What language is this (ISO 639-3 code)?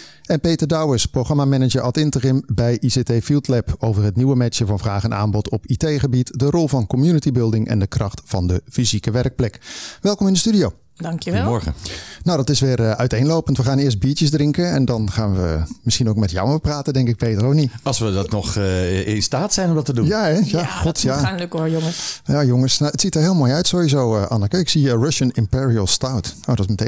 nld